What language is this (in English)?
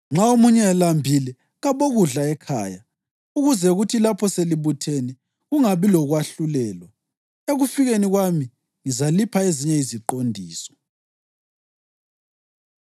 North Ndebele